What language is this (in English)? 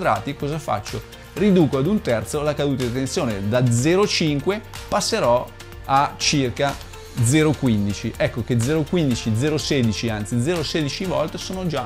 Italian